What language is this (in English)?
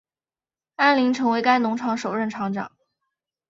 Chinese